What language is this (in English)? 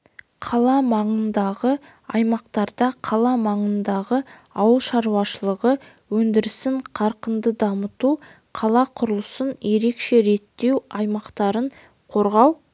Kazakh